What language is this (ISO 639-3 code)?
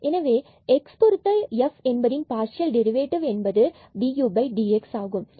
tam